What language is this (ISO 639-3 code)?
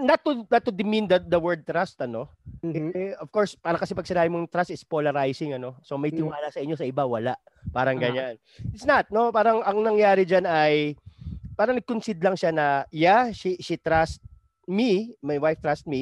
fil